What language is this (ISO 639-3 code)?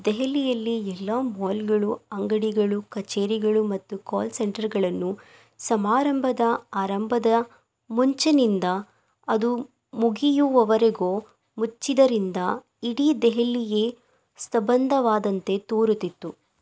kan